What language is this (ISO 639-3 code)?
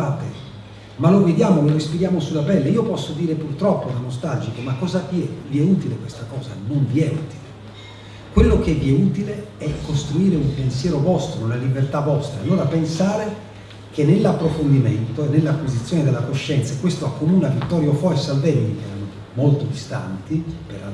ita